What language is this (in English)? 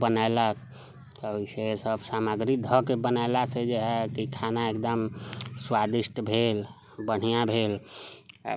Maithili